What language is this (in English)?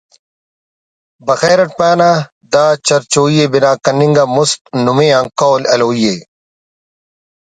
Brahui